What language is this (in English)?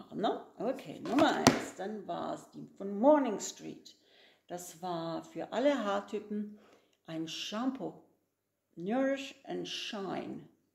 German